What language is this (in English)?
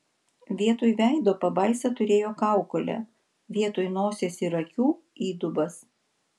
Lithuanian